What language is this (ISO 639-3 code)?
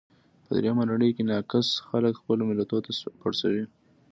pus